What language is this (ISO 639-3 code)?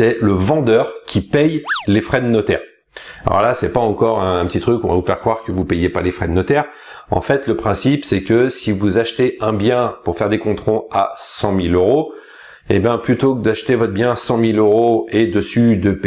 fra